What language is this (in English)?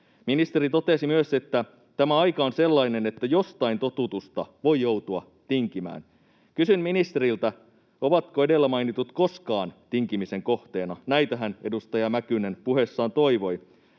Finnish